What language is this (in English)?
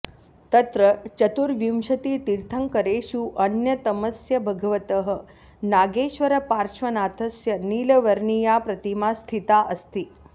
Sanskrit